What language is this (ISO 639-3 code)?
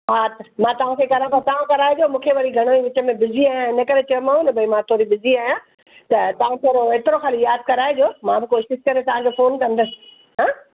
snd